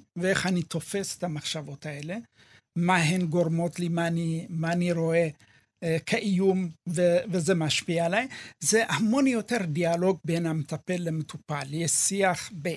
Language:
Hebrew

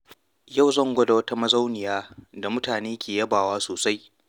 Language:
Hausa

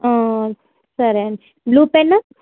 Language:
Telugu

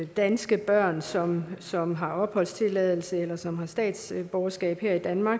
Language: Danish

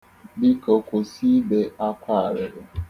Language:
Igbo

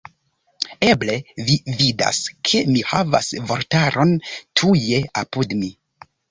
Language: Esperanto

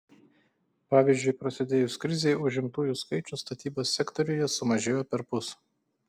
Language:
Lithuanian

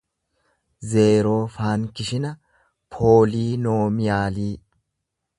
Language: Oromo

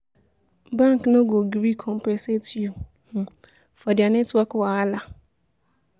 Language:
Nigerian Pidgin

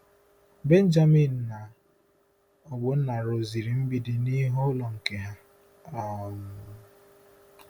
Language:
Igbo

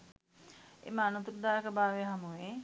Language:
Sinhala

